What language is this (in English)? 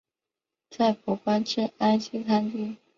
Chinese